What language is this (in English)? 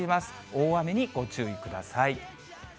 Japanese